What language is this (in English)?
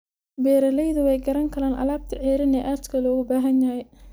Somali